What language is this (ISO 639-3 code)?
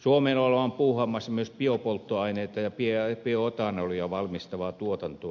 fin